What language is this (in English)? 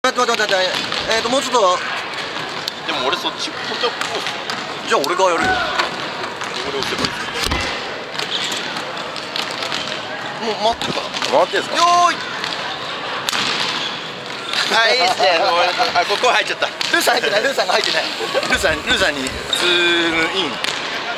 Japanese